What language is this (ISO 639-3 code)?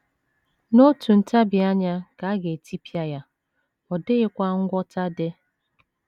ibo